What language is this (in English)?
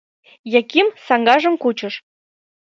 Mari